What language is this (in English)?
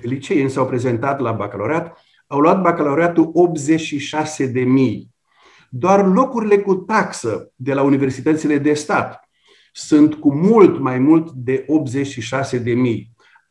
Romanian